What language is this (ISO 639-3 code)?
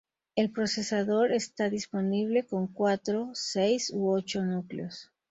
spa